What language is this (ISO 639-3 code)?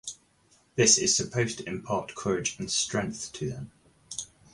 eng